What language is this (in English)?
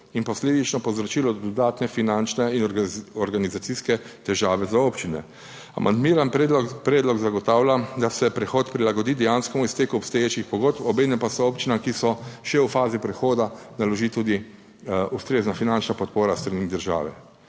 Slovenian